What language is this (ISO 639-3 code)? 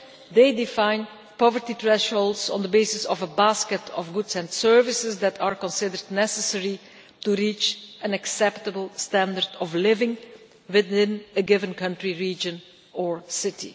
eng